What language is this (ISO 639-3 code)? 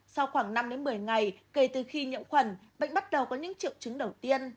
vie